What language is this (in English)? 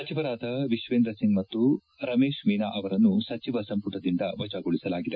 Kannada